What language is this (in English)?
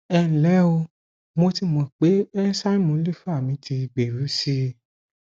Yoruba